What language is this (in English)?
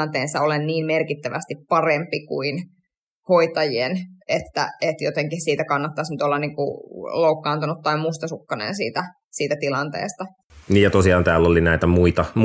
Finnish